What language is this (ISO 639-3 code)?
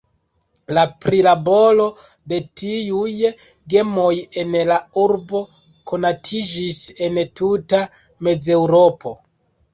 epo